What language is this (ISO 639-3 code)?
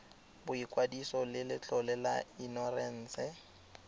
tsn